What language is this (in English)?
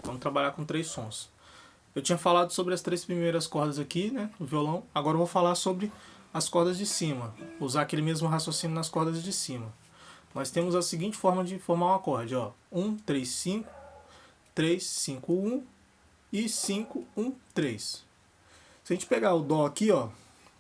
Portuguese